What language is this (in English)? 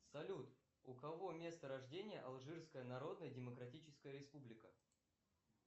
Russian